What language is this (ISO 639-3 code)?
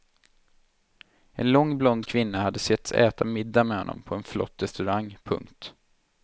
swe